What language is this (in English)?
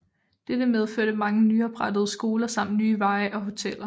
Danish